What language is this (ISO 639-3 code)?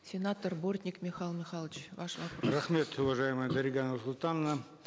kaz